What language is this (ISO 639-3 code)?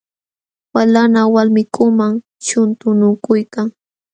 qxw